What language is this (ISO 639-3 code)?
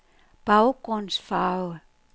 dan